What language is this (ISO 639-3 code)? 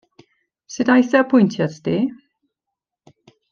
cym